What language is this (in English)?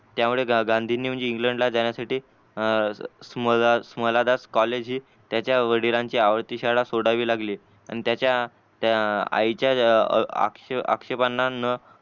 Marathi